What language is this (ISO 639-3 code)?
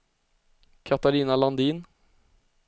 swe